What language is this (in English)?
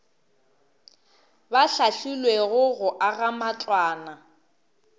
Northern Sotho